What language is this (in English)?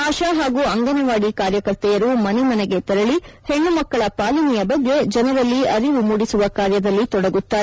Kannada